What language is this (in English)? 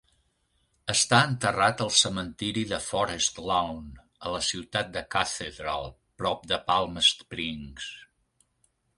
Catalan